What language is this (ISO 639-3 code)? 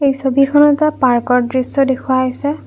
asm